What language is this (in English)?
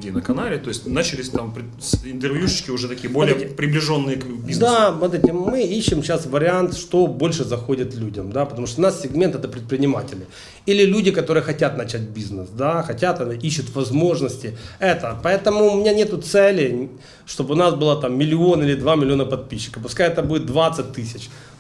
Russian